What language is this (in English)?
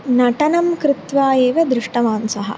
Sanskrit